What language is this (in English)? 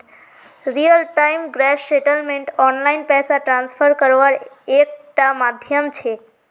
Magahi